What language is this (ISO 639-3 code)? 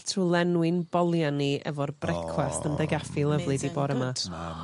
cym